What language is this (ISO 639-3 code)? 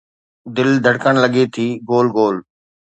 snd